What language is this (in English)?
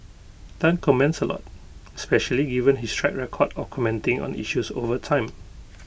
English